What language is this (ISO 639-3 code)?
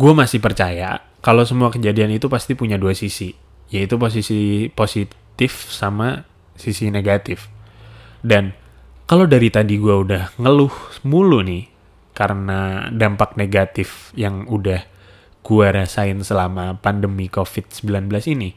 ind